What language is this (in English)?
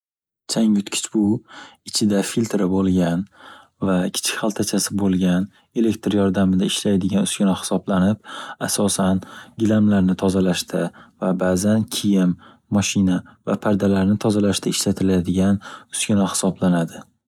Uzbek